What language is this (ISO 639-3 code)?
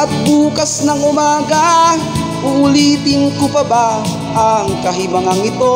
ind